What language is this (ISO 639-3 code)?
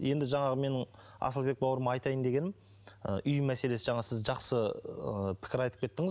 kaz